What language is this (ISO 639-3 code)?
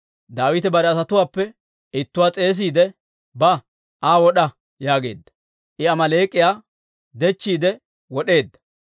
dwr